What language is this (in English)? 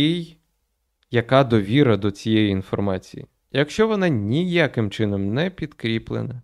Ukrainian